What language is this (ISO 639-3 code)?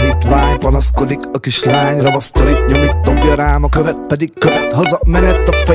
hun